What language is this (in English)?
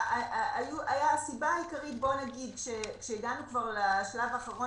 Hebrew